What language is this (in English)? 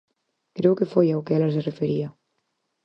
Galician